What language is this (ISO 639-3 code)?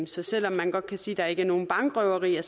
dan